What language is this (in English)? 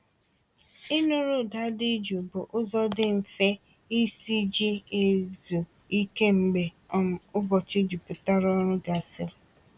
Igbo